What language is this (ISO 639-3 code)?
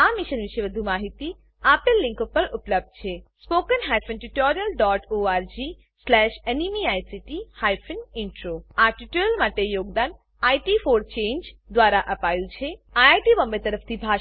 guj